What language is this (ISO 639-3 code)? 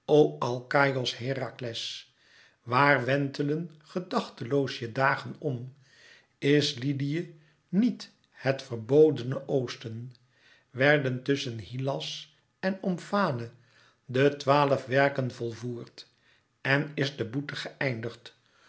nld